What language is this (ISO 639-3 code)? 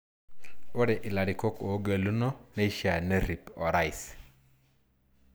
mas